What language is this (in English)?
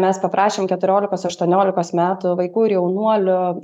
Lithuanian